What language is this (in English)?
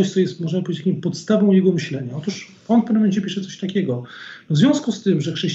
Polish